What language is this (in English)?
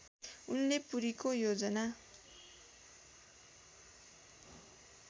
Nepali